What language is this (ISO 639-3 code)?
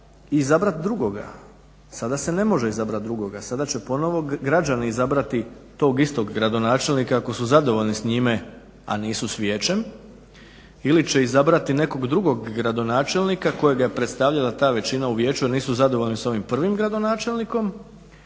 hrv